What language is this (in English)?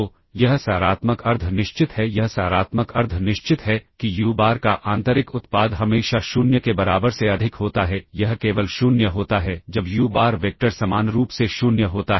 Hindi